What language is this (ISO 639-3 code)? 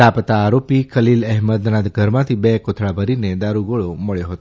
guj